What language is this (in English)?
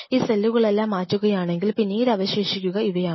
Malayalam